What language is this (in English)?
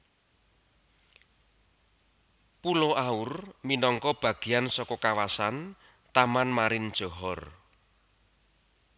Javanese